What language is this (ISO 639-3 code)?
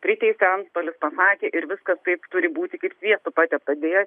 lit